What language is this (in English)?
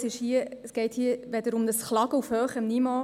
Swiss German